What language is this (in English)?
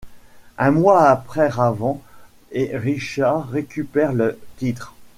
French